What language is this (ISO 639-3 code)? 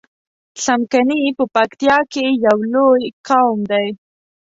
pus